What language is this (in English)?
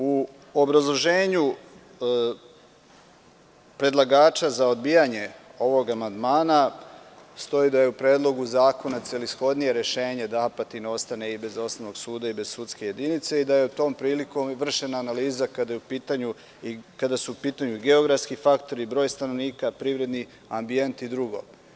Serbian